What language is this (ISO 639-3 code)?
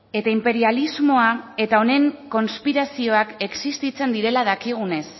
eus